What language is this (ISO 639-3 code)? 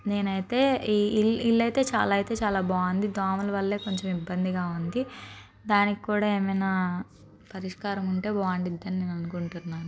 tel